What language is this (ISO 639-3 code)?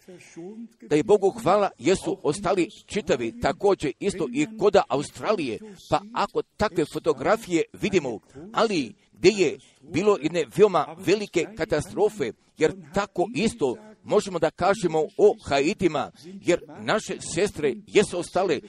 hrv